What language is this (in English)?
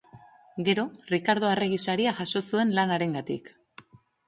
Basque